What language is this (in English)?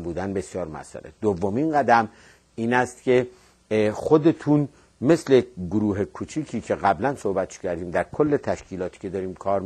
Persian